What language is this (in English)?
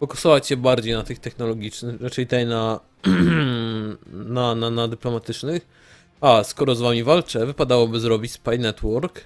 Polish